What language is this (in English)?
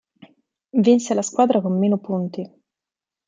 Italian